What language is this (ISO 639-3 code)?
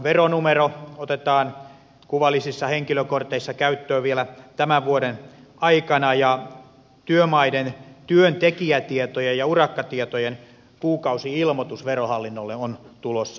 fin